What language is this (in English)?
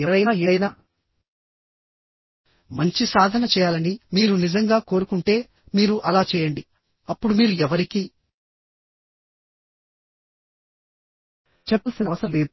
Telugu